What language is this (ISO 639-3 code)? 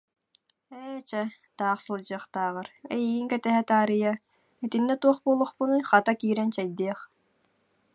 sah